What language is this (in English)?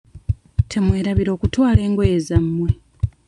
Ganda